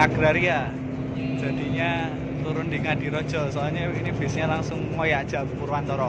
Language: Indonesian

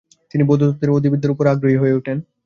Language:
Bangla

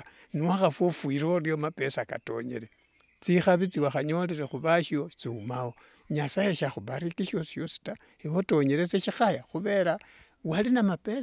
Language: Wanga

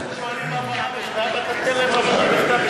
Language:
Hebrew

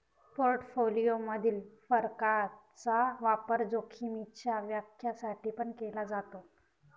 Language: Marathi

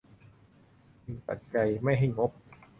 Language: Thai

